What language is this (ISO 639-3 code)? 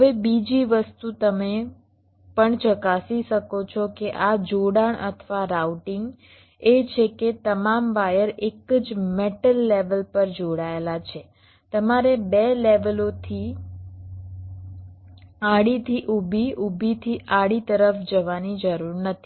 guj